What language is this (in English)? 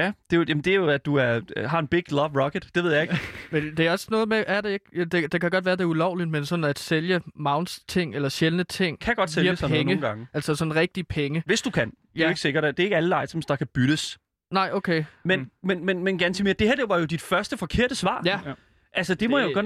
Danish